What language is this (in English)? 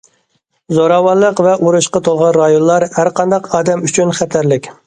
Uyghur